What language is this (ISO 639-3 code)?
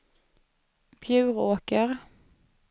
swe